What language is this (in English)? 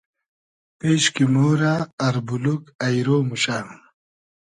Hazaragi